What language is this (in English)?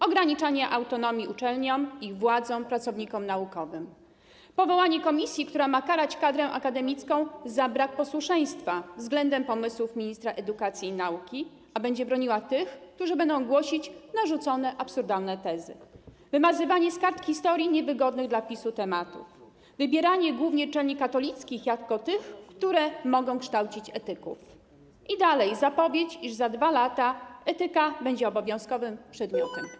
Polish